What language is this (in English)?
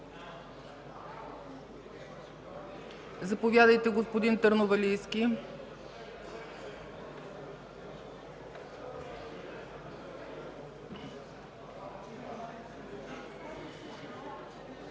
Bulgarian